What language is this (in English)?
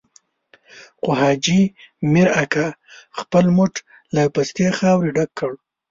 Pashto